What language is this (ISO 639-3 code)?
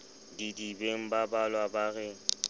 sot